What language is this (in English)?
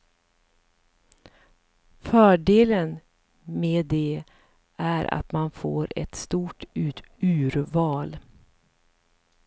Swedish